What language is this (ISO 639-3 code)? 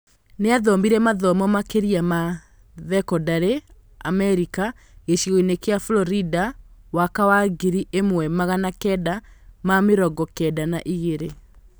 kik